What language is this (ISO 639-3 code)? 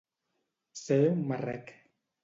cat